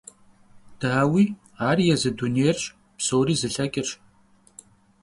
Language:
Kabardian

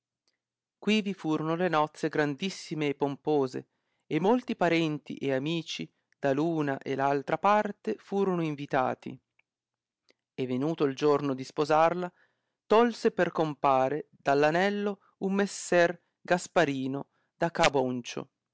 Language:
Italian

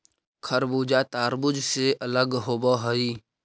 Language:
Magahi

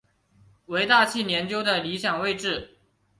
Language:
Chinese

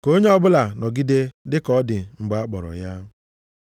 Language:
Igbo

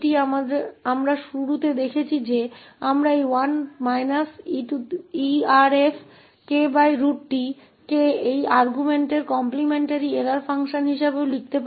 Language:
Hindi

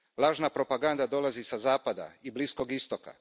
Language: Croatian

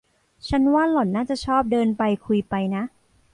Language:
Thai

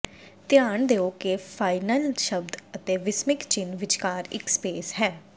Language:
Punjabi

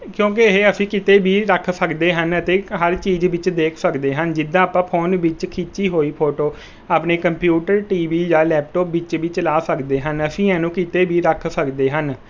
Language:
Punjabi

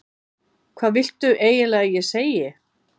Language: Icelandic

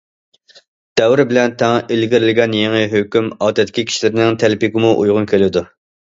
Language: Uyghur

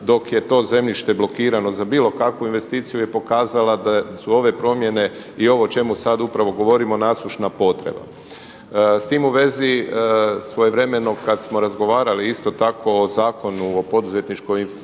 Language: Croatian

